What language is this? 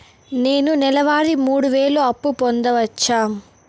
Telugu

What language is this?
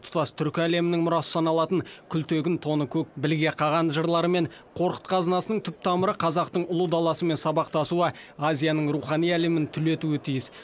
Kazakh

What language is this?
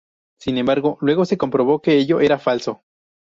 Spanish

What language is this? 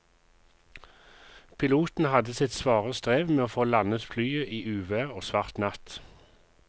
Norwegian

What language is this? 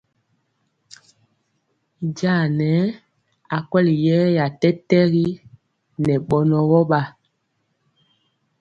Mpiemo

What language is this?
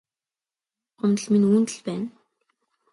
Mongolian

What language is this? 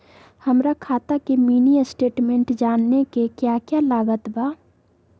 Magahi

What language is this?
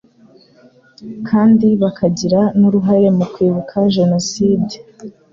Kinyarwanda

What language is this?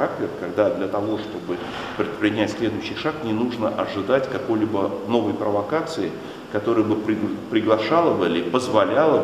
Russian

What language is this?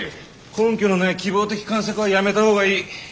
Japanese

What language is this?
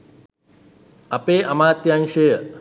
Sinhala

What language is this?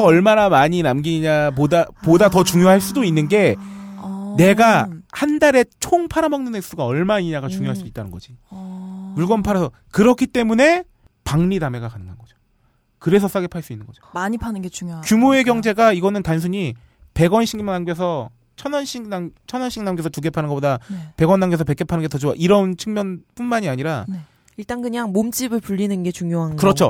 Korean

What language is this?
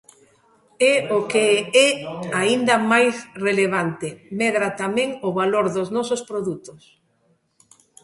Galician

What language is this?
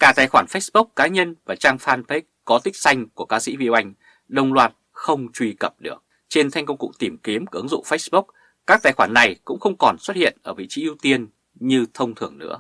Vietnamese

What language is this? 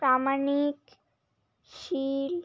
Bangla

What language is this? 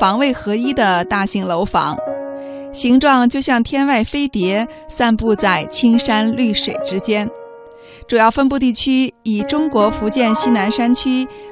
Chinese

